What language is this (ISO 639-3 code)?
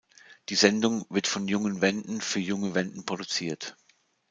deu